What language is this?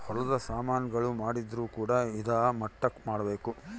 Kannada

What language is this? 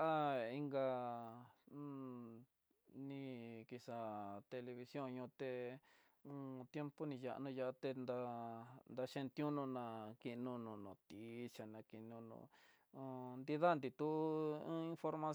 Tidaá Mixtec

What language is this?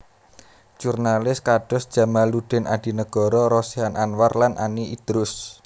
Javanese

